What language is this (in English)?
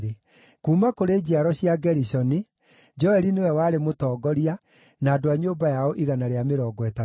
Kikuyu